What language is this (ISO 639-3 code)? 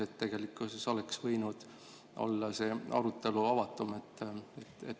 est